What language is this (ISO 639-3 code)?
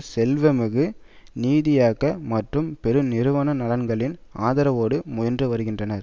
tam